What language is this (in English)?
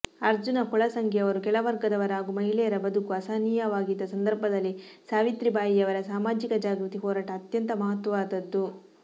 Kannada